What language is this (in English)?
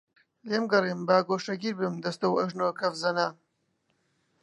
Central Kurdish